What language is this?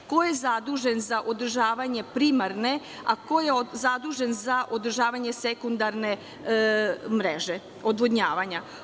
Serbian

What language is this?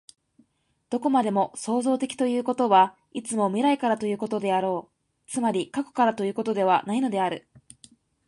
Japanese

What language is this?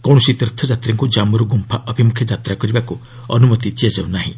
Odia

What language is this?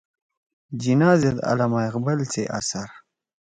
Torwali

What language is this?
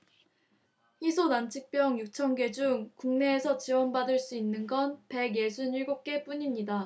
Korean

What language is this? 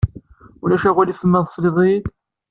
Kabyle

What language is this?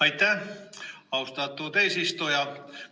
Estonian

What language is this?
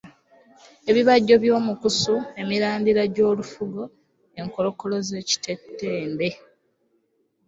Ganda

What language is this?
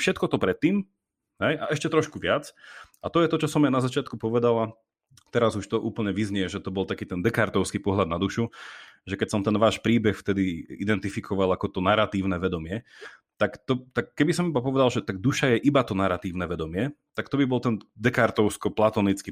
Slovak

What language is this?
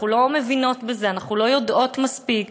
Hebrew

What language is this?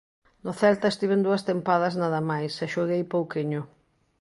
Galician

